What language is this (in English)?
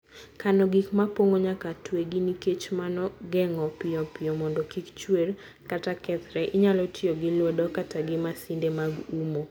Luo (Kenya and Tanzania)